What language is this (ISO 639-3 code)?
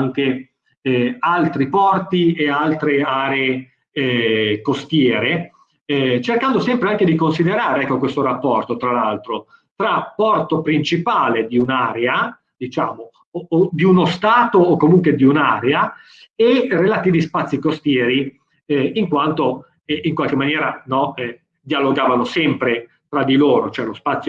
ita